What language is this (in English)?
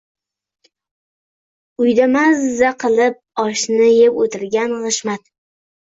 Uzbek